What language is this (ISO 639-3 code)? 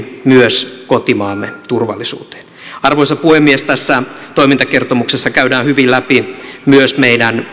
fin